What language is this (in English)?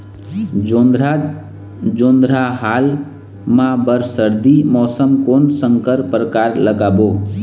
Chhattisgarhi